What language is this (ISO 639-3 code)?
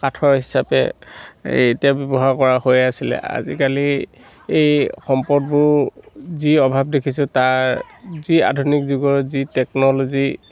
asm